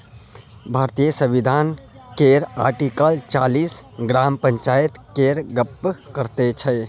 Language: Maithili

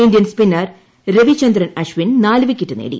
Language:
Malayalam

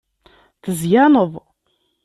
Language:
Kabyle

